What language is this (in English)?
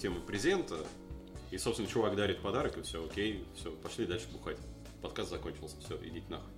Russian